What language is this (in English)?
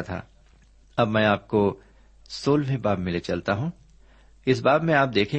Urdu